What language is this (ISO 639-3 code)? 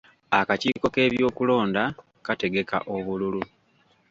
lug